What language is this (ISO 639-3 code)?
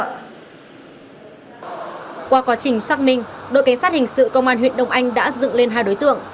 vie